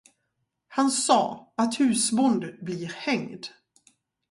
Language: Swedish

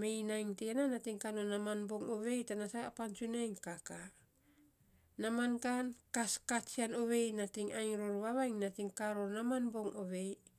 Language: Saposa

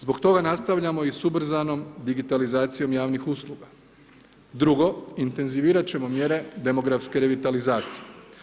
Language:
Croatian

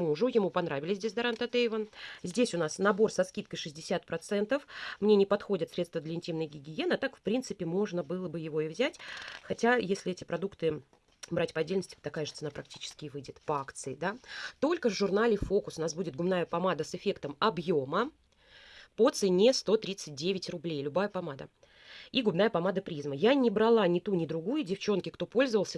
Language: Russian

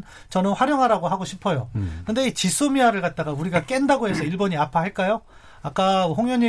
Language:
Korean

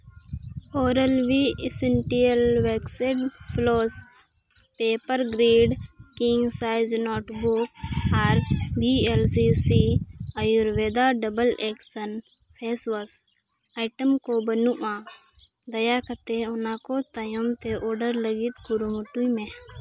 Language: Santali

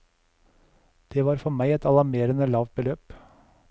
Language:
Norwegian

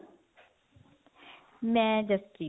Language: Punjabi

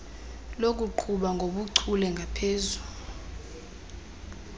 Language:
Xhosa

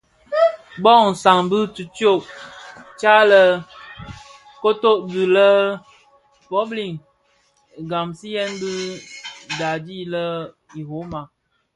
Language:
Bafia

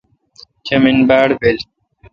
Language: Kalkoti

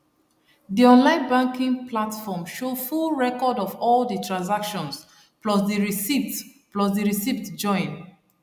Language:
Nigerian Pidgin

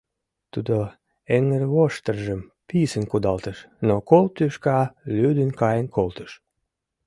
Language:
Mari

